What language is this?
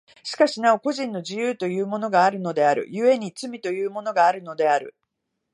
Japanese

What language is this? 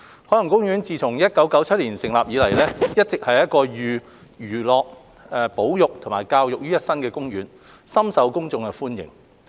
Cantonese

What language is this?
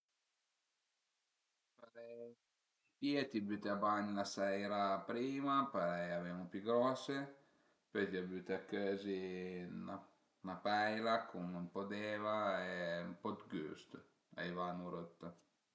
Piedmontese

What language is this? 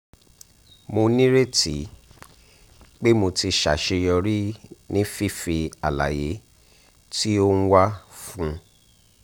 Yoruba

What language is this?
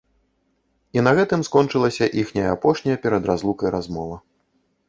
Belarusian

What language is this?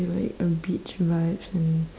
English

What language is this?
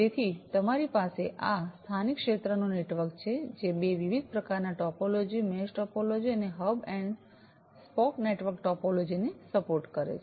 Gujarati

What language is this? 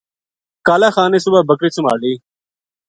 Gujari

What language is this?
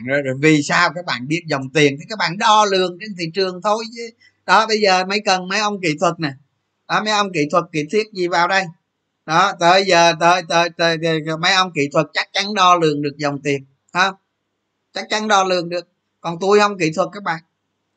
Vietnamese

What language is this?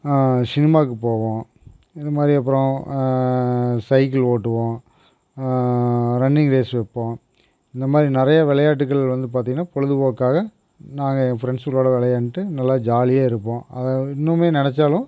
Tamil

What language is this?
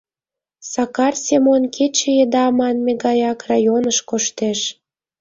Mari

